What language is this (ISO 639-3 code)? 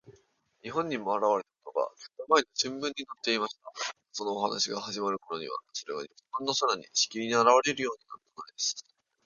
jpn